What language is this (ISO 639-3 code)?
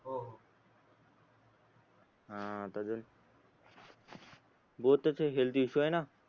mar